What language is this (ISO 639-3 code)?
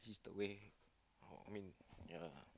eng